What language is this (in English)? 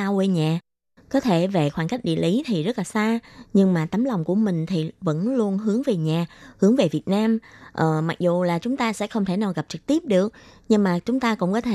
Vietnamese